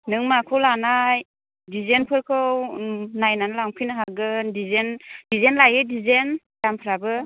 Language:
Bodo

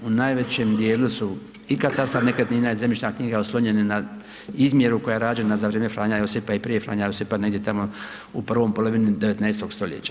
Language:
Croatian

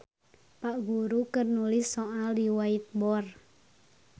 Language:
Sundanese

